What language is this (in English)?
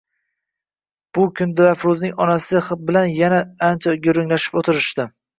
Uzbek